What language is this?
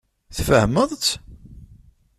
Kabyle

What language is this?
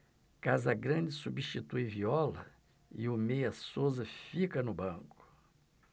Portuguese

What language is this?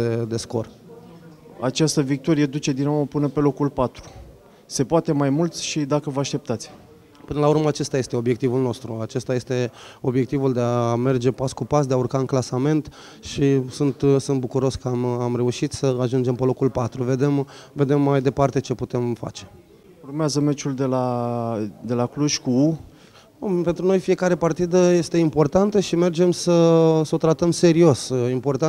Romanian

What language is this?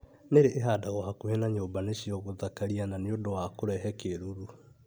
Kikuyu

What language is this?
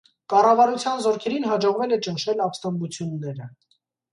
Armenian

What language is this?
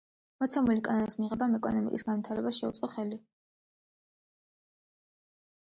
Georgian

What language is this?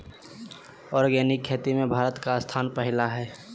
Magahi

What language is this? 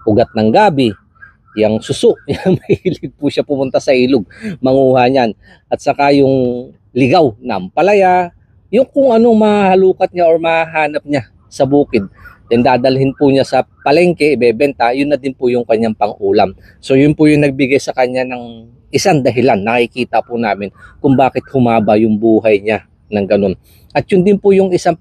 Filipino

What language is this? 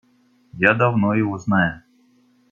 Russian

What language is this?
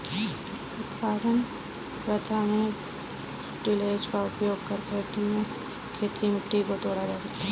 Hindi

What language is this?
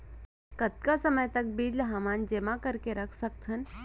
Chhattisgarhi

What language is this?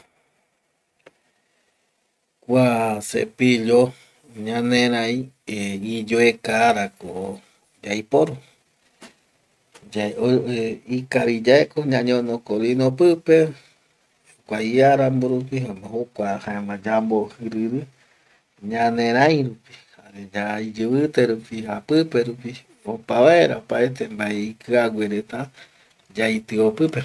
Eastern Bolivian Guaraní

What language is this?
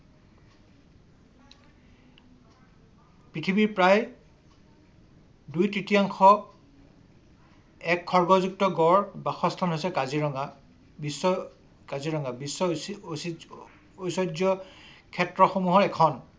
Assamese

